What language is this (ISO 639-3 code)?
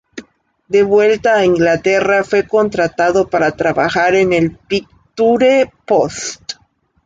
spa